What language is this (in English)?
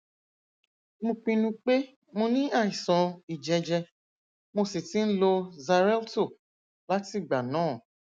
Yoruba